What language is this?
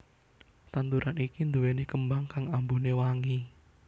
Javanese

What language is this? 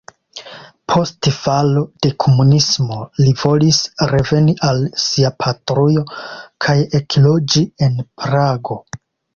Esperanto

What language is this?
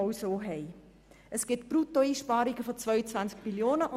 Swiss German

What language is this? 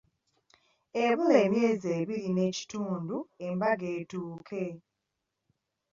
Ganda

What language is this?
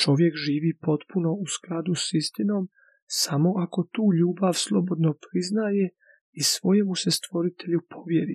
Croatian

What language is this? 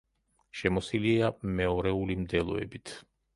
Georgian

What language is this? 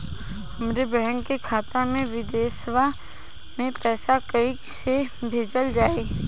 Bhojpuri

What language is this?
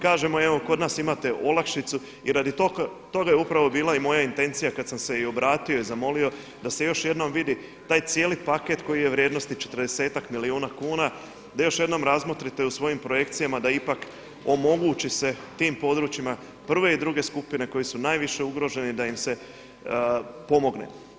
Croatian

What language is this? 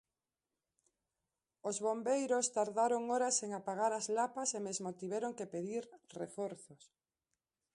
Galician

